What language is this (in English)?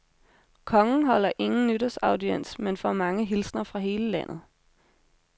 Danish